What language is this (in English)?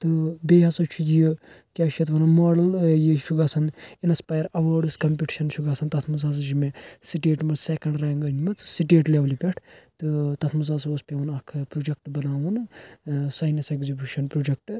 Kashmiri